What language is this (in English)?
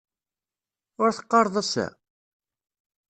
Kabyle